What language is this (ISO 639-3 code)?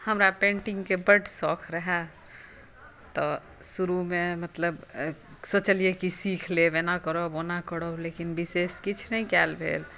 mai